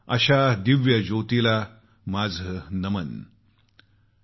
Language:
Marathi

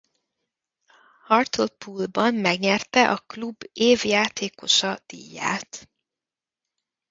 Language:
Hungarian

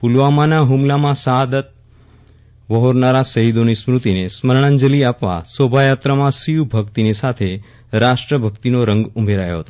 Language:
Gujarati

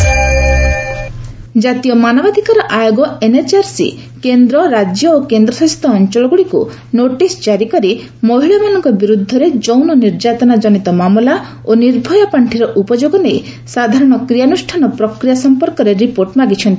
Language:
Odia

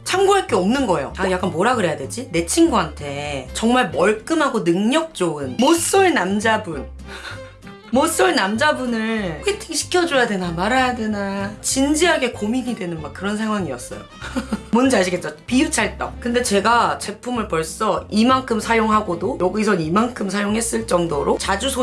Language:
Korean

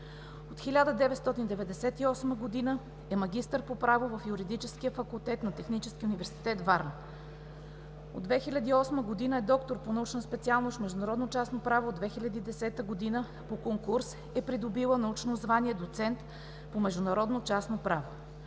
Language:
Bulgarian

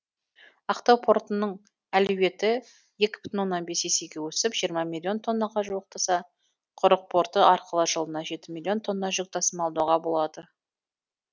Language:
Kazakh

